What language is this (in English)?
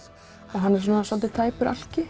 Icelandic